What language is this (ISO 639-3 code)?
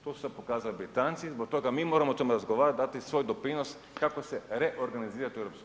hrv